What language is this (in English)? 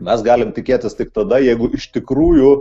Lithuanian